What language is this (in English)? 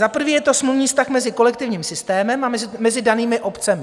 Czech